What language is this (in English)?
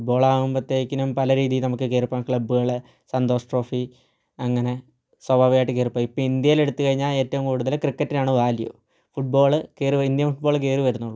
Malayalam